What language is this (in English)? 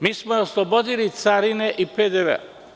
Serbian